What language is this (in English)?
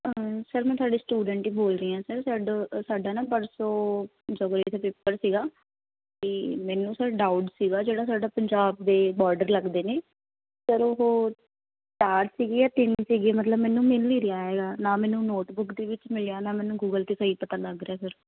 Punjabi